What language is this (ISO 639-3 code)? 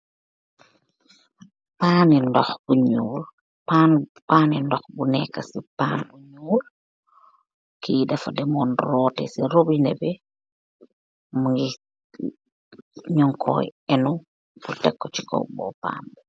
wol